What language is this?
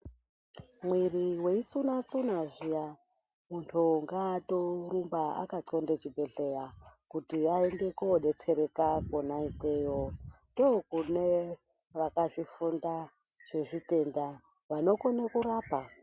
Ndau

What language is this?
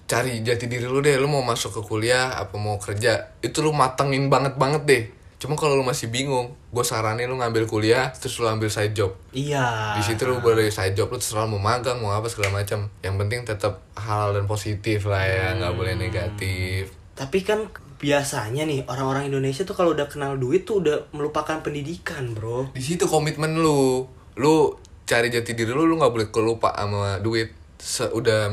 Indonesian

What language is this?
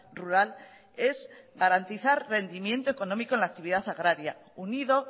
Spanish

